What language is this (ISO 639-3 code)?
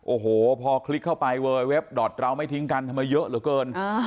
tha